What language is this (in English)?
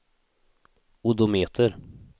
Swedish